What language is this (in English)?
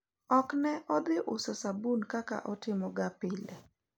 Luo (Kenya and Tanzania)